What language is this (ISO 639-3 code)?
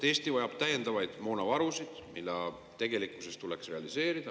est